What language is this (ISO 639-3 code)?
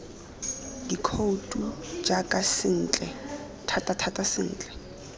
tsn